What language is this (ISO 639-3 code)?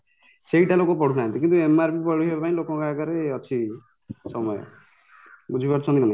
ori